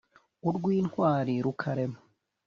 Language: Kinyarwanda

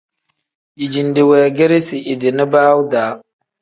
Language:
Tem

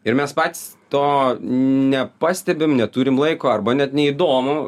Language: Lithuanian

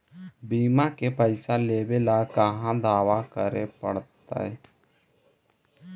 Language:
Magahi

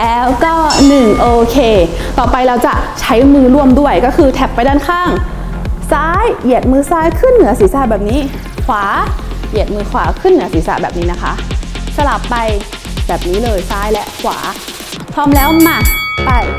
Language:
Thai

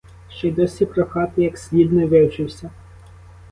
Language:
Ukrainian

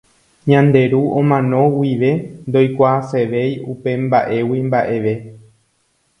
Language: Guarani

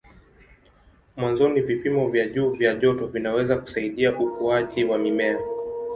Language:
Swahili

